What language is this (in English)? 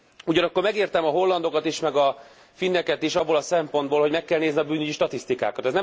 Hungarian